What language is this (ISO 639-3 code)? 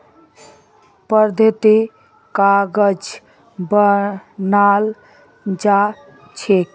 mag